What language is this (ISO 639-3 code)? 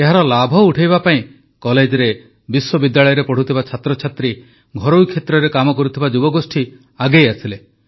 ori